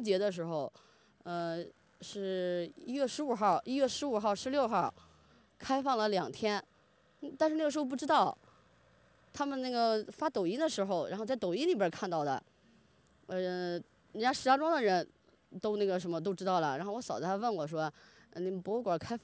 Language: Chinese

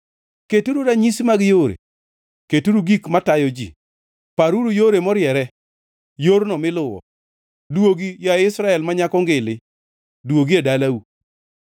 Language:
Luo (Kenya and Tanzania)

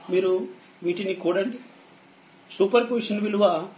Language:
Telugu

